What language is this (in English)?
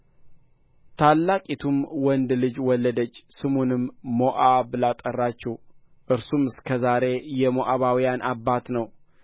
Amharic